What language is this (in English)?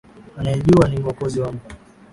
Swahili